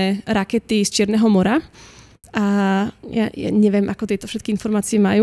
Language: Slovak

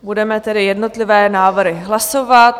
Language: Czech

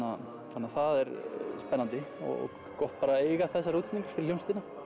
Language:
Icelandic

